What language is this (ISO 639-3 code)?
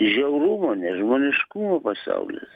lit